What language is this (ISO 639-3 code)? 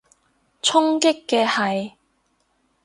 yue